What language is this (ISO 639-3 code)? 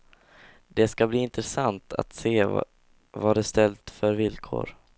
swe